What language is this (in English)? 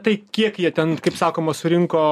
Lithuanian